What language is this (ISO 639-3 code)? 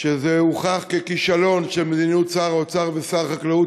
heb